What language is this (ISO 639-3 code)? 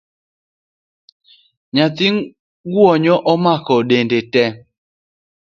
luo